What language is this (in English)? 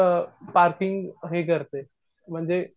Marathi